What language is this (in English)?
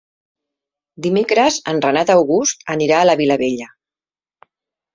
Catalan